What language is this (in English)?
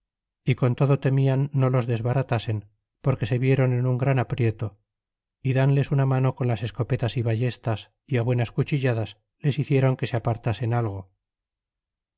Spanish